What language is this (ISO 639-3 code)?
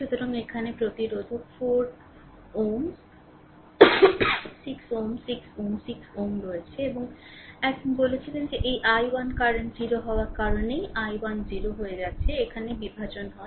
ben